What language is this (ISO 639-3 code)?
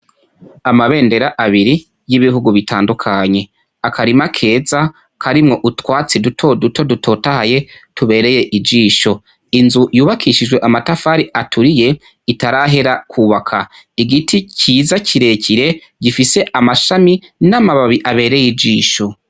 run